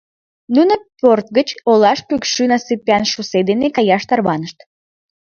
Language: Mari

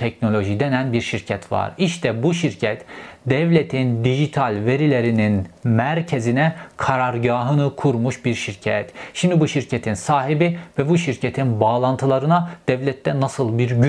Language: Turkish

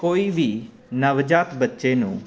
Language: Punjabi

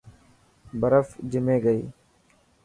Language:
Dhatki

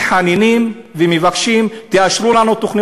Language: Hebrew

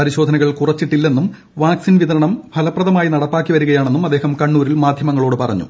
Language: Malayalam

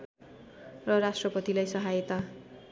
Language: Nepali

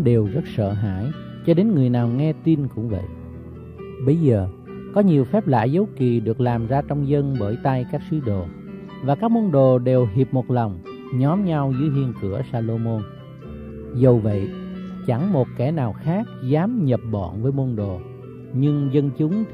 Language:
Vietnamese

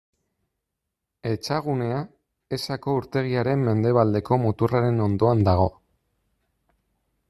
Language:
Basque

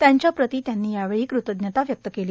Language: Marathi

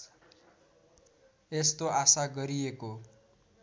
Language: Nepali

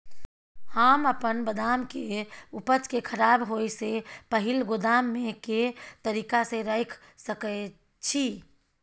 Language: Maithili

